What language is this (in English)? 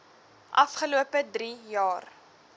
Afrikaans